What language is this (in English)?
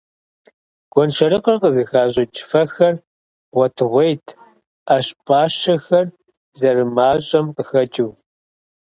Kabardian